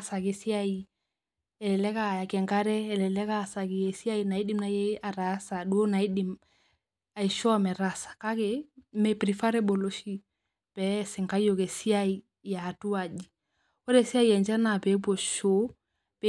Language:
Masai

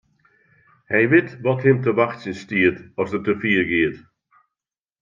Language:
Western Frisian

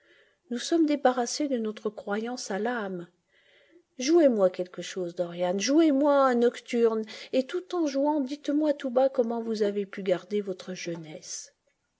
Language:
French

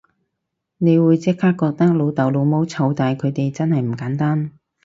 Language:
Cantonese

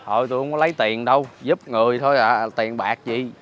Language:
Vietnamese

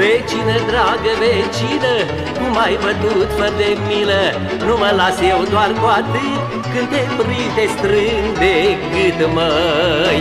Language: Romanian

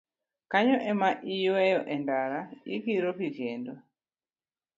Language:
Luo (Kenya and Tanzania)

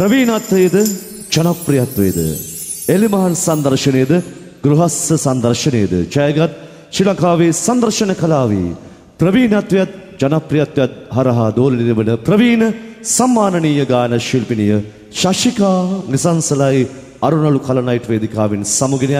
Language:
Indonesian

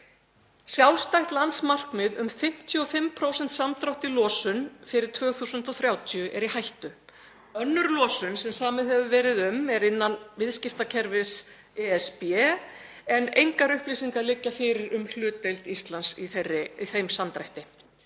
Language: Icelandic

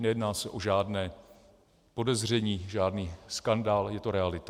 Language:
Czech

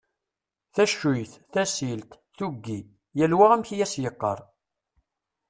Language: Kabyle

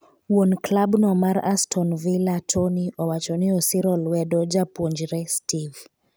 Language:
Luo (Kenya and Tanzania)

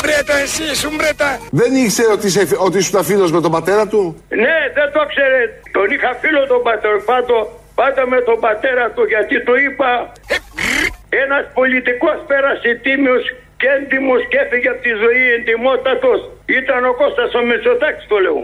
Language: Greek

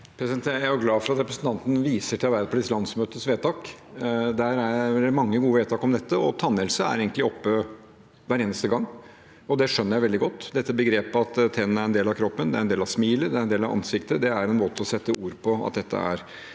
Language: Norwegian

